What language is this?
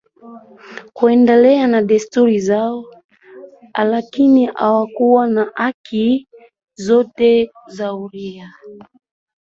Swahili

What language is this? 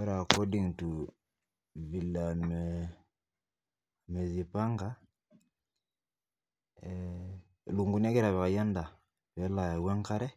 Masai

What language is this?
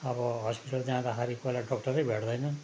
Nepali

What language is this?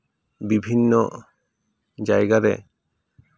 Santali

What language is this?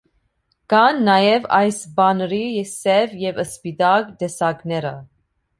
Armenian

